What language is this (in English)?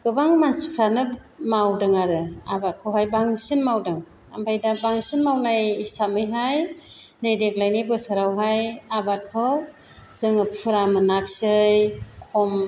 Bodo